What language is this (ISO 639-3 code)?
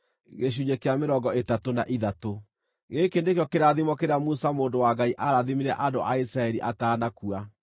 kik